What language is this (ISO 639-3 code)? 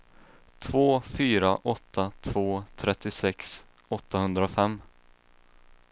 swe